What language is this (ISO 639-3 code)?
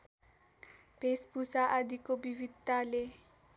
nep